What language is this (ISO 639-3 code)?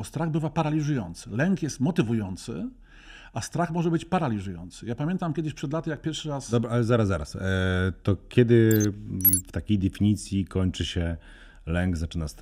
pol